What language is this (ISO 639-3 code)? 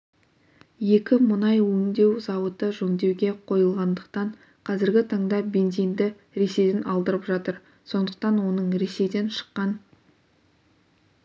kaz